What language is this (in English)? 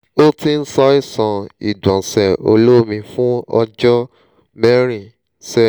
Yoruba